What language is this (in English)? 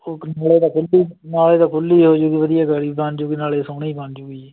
Punjabi